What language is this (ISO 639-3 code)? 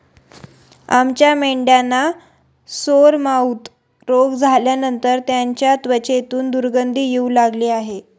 mar